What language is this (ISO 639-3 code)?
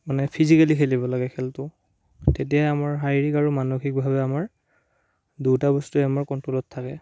asm